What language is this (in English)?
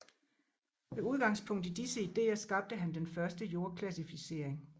Danish